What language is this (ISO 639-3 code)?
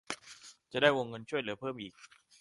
tha